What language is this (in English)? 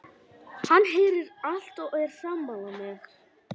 Icelandic